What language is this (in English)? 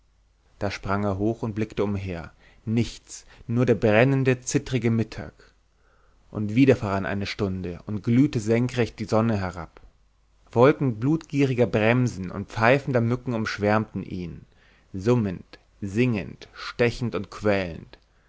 German